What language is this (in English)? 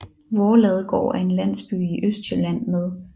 Danish